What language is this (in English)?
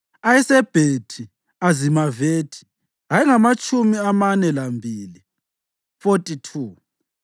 North Ndebele